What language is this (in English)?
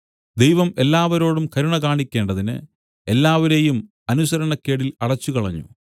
Malayalam